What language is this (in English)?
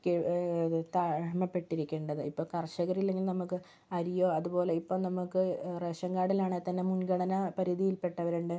Malayalam